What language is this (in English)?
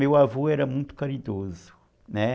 Portuguese